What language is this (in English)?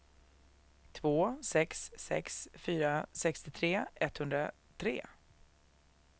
Swedish